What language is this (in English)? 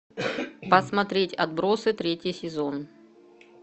Russian